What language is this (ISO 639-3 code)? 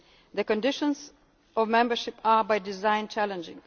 eng